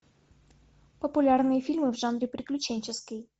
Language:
Russian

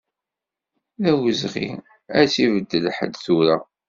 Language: Kabyle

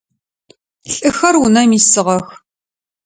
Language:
Adyghe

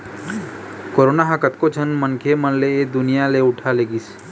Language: Chhattisgarhi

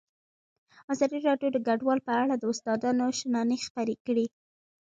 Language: Pashto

